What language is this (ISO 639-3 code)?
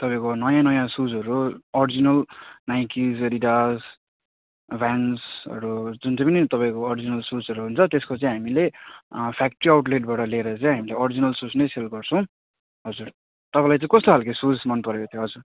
nep